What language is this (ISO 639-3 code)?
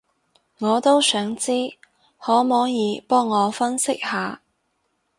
yue